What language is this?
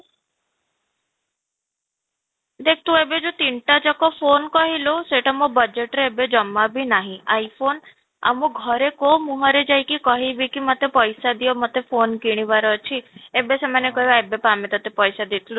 Odia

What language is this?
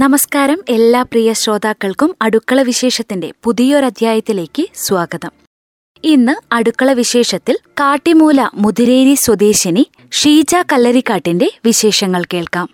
Malayalam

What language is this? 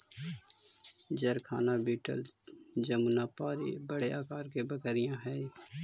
Magahi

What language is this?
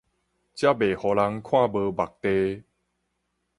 Min Nan Chinese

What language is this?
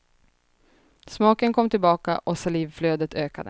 Swedish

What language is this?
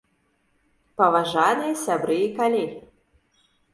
Belarusian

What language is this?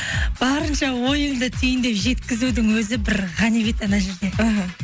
Kazakh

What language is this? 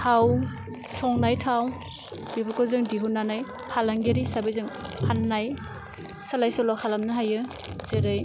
Bodo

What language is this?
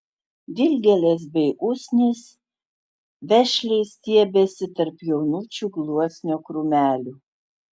Lithuanian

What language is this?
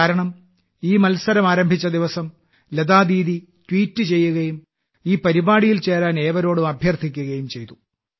Malayalam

